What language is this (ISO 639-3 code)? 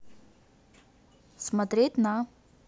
rus